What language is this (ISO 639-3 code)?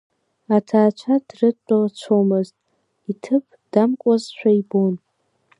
abk